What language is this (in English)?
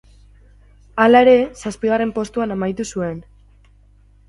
Basque